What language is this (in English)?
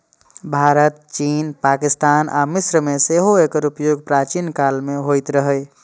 Maithili